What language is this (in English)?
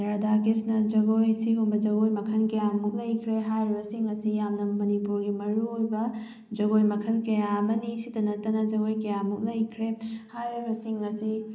Manipuri